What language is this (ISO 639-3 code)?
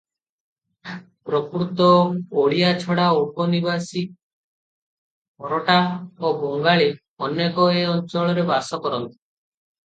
ori